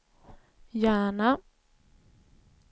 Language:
Swedish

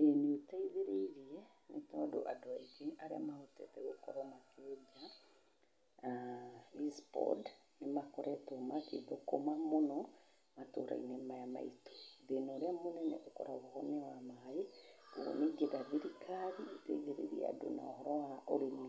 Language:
Kikuyu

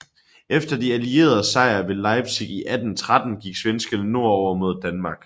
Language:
Danish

